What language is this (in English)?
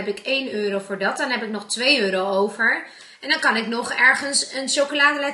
Dutch